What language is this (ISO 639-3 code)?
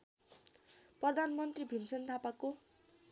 nep